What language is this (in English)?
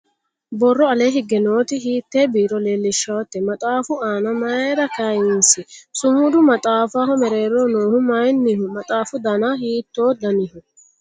Sidamo